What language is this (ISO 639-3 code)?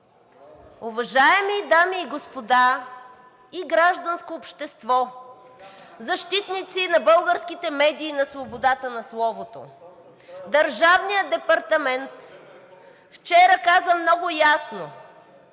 bul